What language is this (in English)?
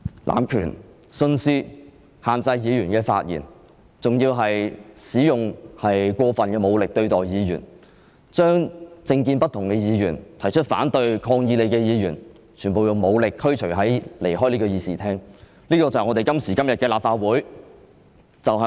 Cantonese